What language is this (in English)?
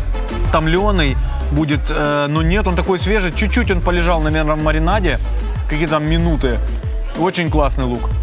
Russian